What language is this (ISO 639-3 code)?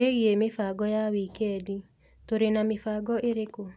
kik